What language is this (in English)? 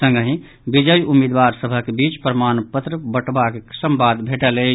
Maithili